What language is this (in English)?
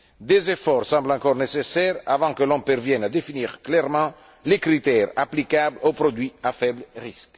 French